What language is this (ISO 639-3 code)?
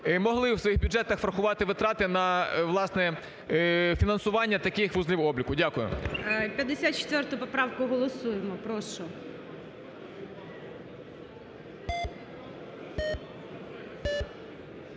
ukr